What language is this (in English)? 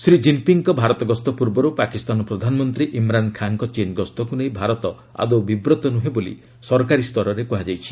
Odia